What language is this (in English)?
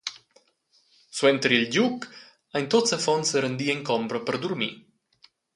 Romansh